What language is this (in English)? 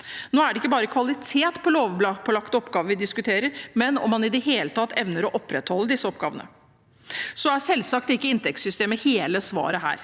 Norwegian